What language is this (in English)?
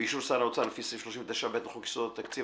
Hebrew